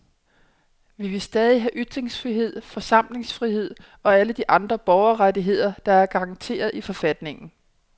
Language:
Danish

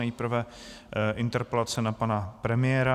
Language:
Czech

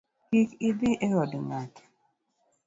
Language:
Luo (Kenya and Tanzania)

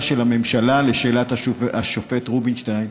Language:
Hebrew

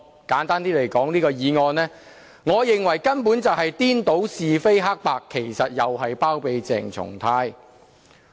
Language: Cantonese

